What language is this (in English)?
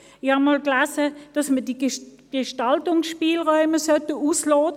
Swiss German